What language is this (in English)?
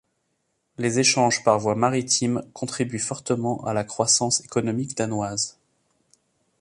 French